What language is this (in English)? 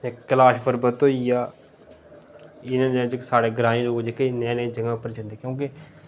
Dogri